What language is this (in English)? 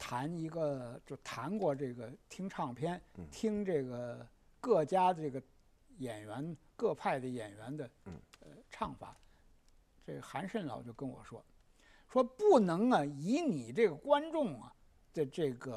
Chinese